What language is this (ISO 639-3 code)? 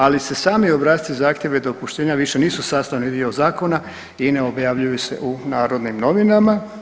hrv